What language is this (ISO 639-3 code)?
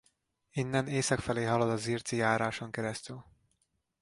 hun